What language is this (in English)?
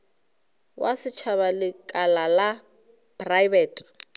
Northern Sotho